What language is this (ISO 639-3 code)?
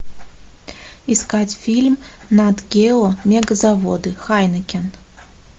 rus